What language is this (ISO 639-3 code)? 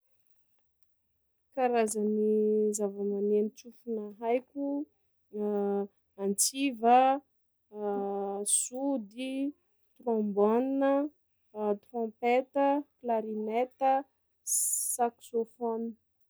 skg